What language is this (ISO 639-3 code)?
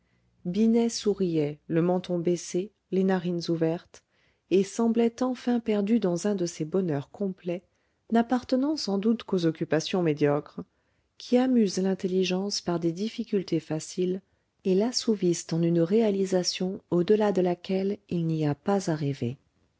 fra